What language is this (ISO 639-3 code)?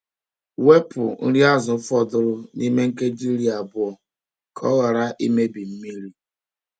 ibo